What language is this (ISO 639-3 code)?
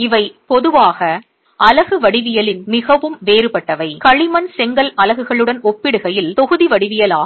tam